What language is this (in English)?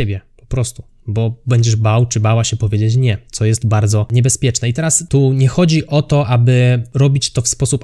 Polish